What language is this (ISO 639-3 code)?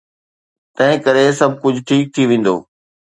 snd